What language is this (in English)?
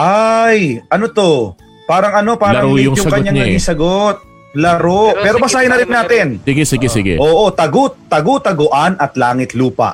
Filipino